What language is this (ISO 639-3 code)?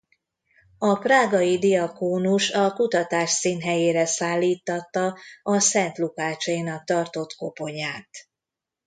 hun